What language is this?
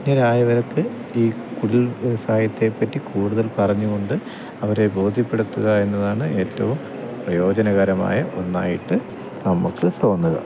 Malayalam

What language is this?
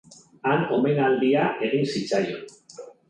Basque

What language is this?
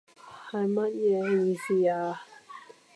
Cantonese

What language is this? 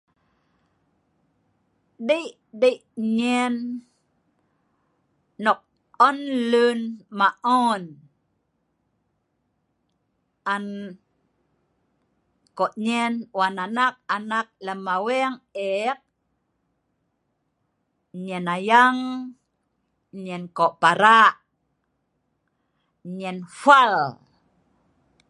Sa'ban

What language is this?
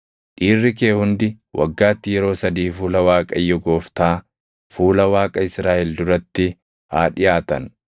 Oromo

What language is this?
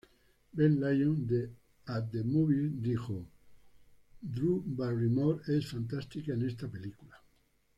Spanish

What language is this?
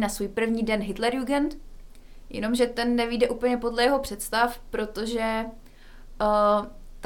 Czech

